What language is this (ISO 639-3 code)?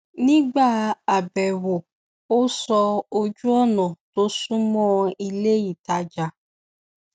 yor